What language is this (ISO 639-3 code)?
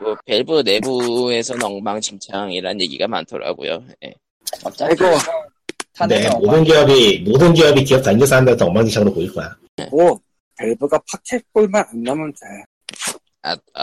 kor